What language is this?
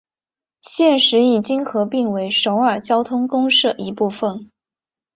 Chinese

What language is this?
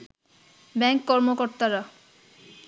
Bangla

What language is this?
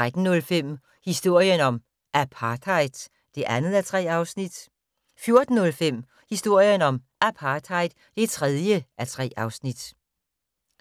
Danish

